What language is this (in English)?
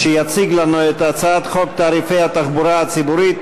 Hebrew